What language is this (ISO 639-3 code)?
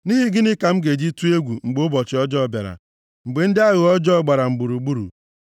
ibo